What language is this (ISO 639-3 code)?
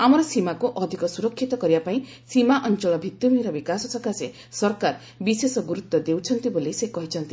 ori